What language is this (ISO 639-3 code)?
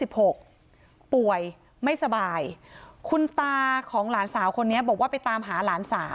tha